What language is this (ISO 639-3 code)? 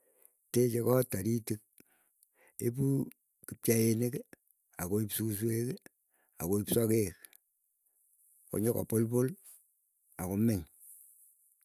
eyo